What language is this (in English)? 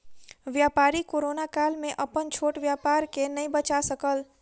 Maithili